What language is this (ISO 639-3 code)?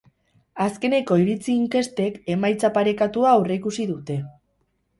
eus